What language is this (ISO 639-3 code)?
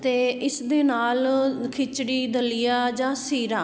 pan